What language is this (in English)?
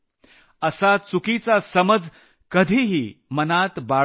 Marathi